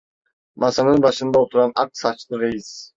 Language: Turkish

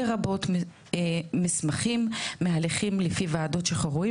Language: Hebrew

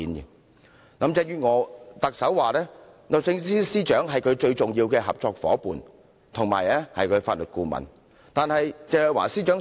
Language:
Cantonese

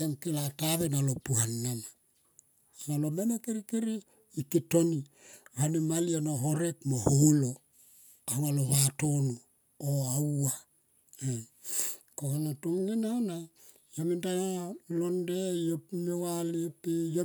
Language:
Tomoip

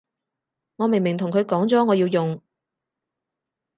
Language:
Cantonese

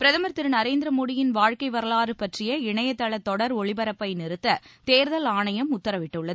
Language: Tamil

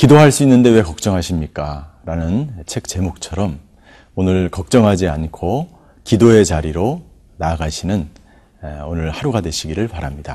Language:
Korean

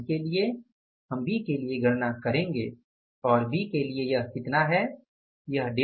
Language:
Hindi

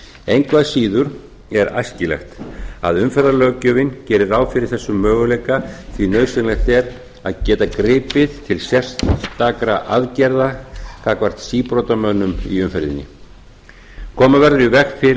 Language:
Icelandic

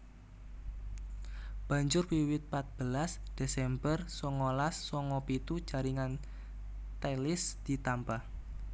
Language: Javanese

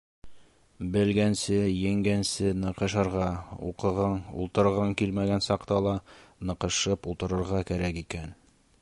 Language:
Bashkir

